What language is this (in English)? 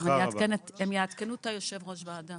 Hebrew